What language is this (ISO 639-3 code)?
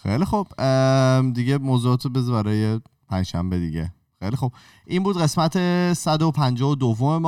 fas